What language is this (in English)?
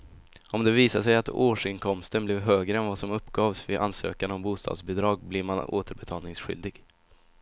Swedish